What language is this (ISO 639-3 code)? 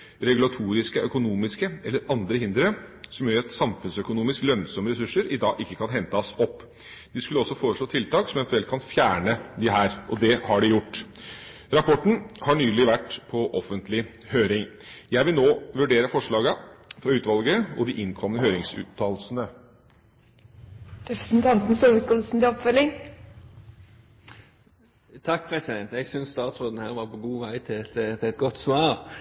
nob